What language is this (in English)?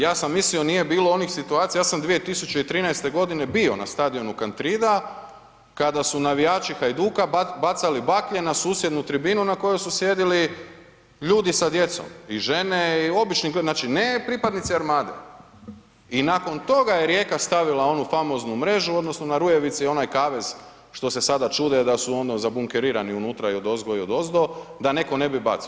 Croatian